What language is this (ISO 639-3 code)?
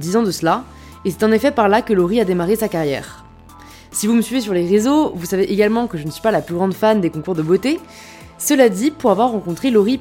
fra